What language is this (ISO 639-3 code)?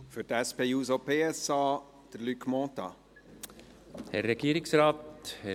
gsw